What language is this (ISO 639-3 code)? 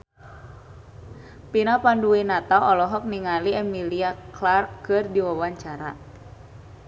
sun